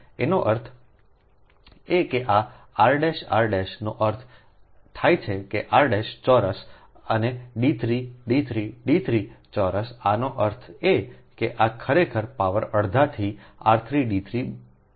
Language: Gujarati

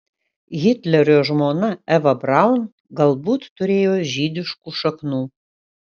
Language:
Lithuanian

